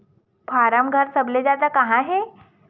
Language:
Chhattisgarhi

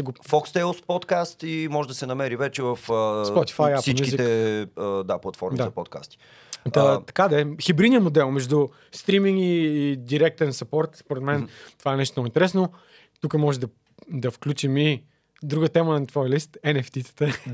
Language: Bulgarian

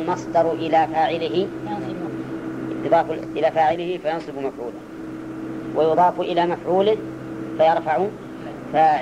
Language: Arabic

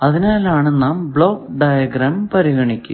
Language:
Malayalam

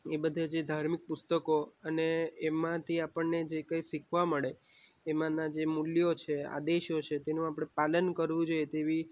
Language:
Gujarati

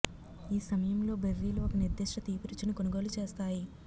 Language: Telugu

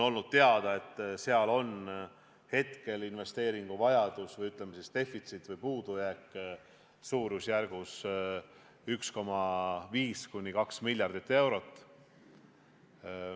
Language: Estonian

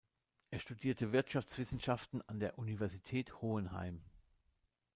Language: German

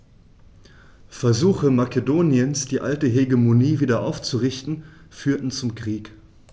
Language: German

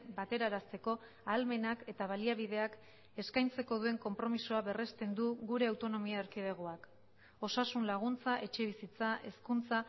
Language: Basque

